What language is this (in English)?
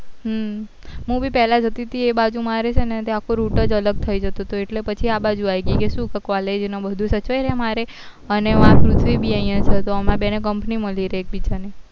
Gujarati